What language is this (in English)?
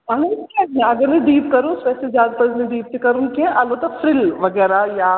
Kashmiri